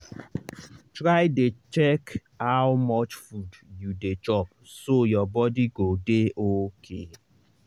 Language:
Nigerian Pidgin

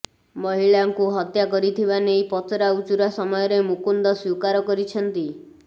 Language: Odia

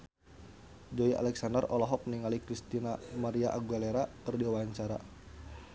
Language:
Sundanese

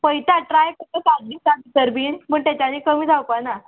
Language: Konkani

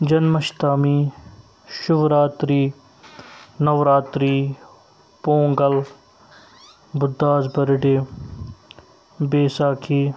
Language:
Kashmiri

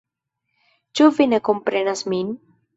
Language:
Esperanto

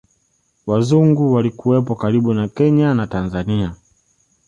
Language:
Swahili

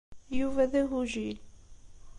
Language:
Kabyle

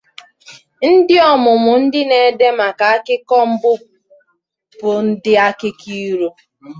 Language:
Igbo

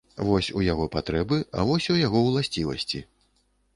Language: Belarusian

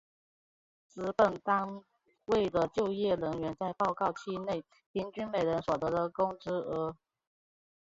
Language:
Chinese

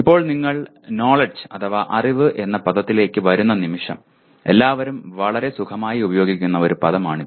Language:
Malayalam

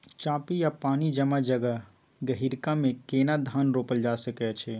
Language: Maithili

